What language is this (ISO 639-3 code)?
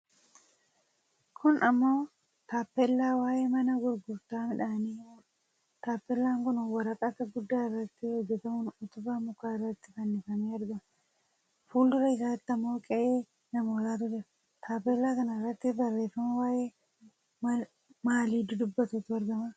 orm